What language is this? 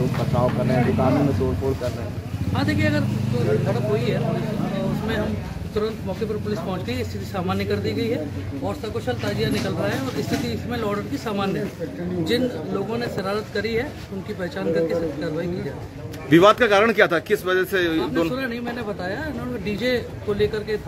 Hindi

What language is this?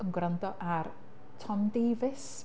Welsh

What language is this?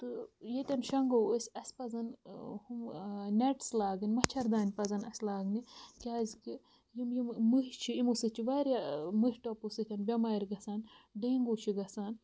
Kashmiri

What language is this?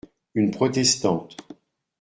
French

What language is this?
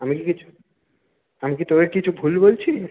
Bangla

